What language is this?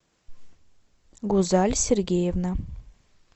Russian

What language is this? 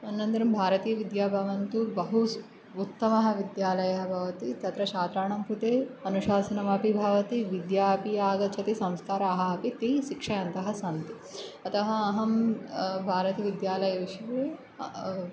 Sanskrit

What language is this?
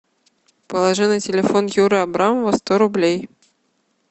Russian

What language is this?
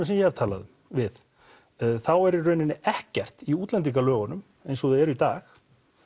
Icelandic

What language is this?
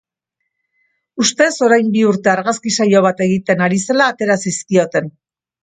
Basque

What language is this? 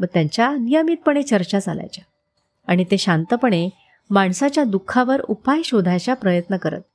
Marathi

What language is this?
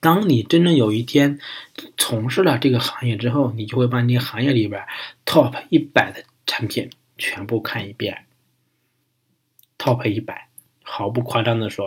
Chinese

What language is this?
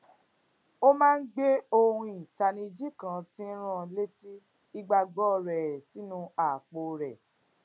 Yoruba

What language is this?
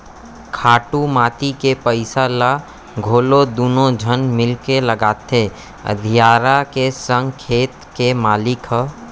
Chhattisgarhi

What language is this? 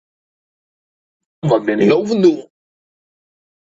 Western Frisian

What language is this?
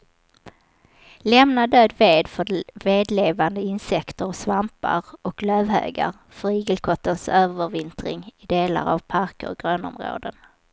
Swedish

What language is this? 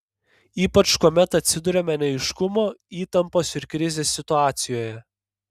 Lithuanian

